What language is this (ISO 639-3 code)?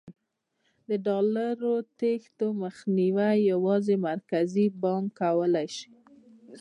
pus